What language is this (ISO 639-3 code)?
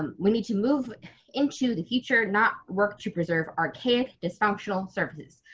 eng